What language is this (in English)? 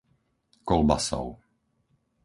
Slovak